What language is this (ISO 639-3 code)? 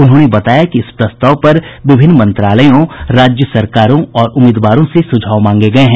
hin